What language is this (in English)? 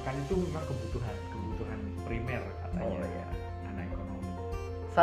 Indonesian